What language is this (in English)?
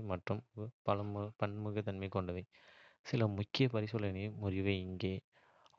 Kota (India)